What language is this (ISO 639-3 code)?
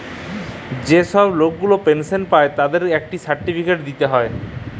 ben